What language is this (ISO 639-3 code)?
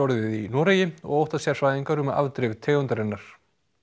isl